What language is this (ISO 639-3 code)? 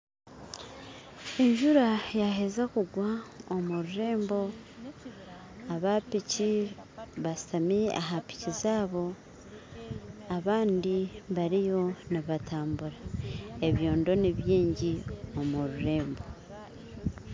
nyn